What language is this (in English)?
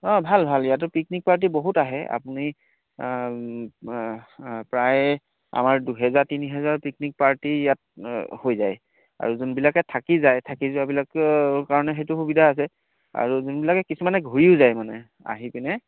Assamese